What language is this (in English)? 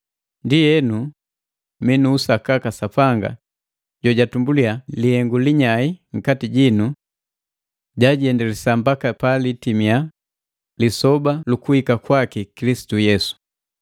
Matengo